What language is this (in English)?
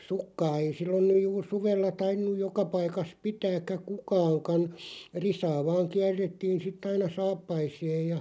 Finnish